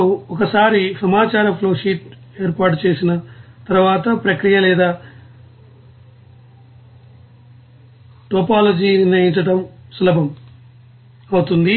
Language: Telugu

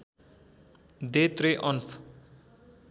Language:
Nepali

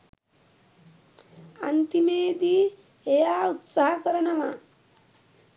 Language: Sinhala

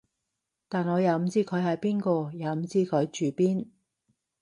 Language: Cantonese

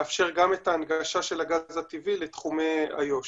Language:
Hebrew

